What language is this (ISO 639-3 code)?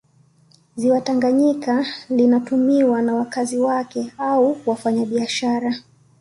swa